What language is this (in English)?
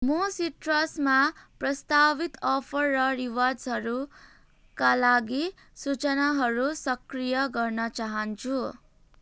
Nepali